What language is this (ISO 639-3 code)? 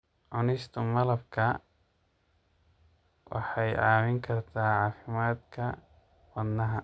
som